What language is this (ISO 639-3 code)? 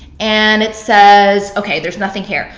eng